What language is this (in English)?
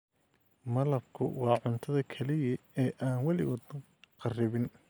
Somali